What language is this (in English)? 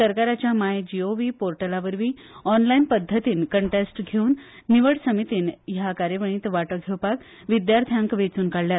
Konkani